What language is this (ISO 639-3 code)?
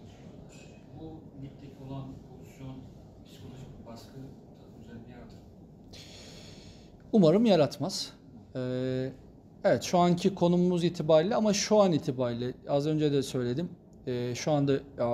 tur